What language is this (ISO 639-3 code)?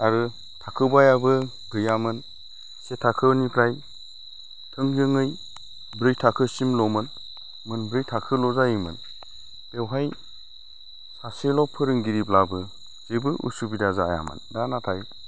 brx